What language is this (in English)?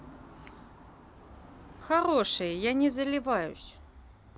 Russian